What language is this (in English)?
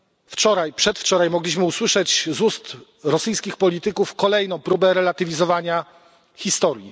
Polish